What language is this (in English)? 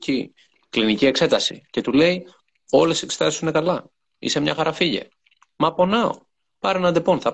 Greek